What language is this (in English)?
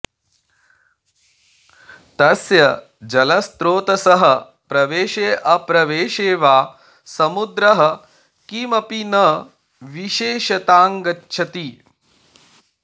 Sanskrit